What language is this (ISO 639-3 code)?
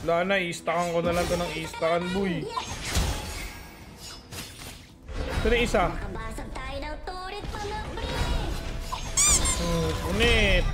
fil